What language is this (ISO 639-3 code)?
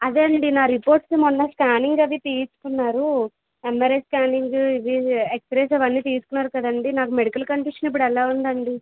tel